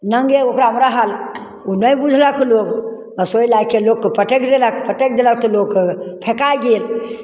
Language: Maithili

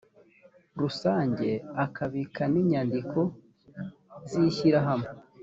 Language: Kinyarwanda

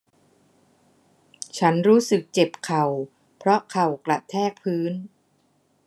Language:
Thai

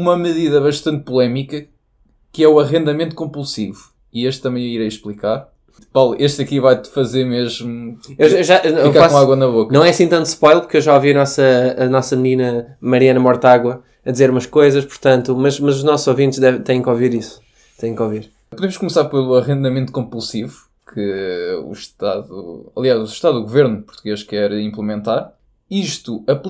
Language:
Portuguese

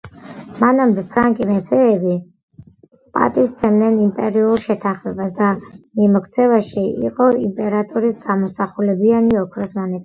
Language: Georgian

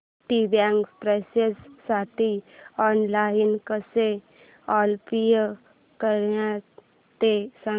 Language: Marathi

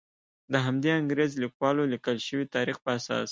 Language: Pashto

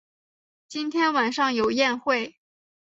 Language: Chinese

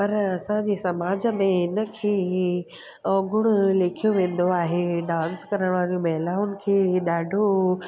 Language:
Sindhi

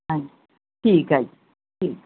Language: Punjabi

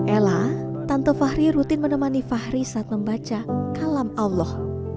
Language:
Indonesian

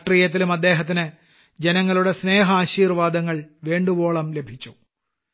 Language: Malayalam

